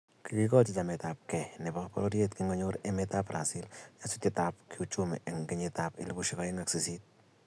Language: Kalenjin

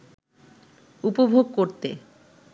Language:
Bangla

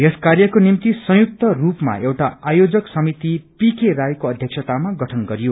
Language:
Nepali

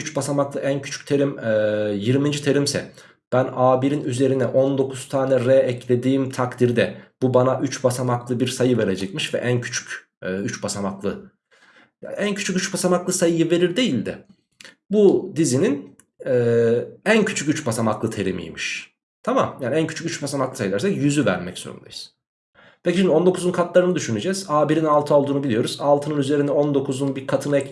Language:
Turkish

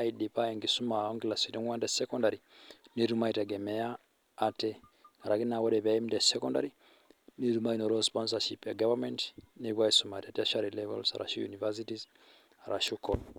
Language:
Masai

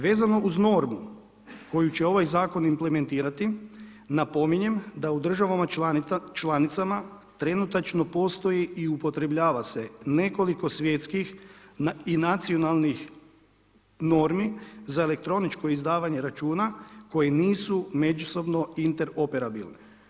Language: Croatian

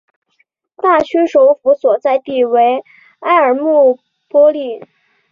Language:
Chinese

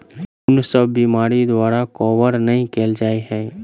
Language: Maithili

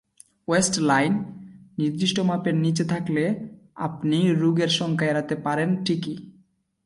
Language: Bangla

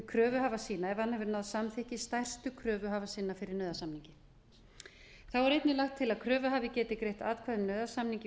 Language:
Icelandic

